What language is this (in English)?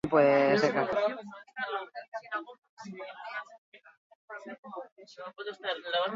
Basque